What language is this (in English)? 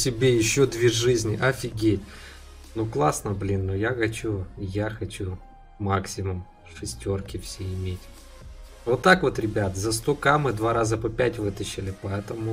Russian